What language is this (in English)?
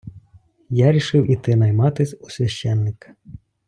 Ukrainian